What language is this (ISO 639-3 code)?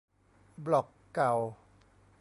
tha